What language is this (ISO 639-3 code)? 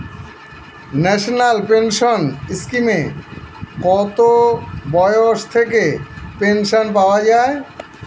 ben